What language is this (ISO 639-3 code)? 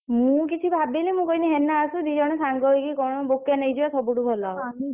ori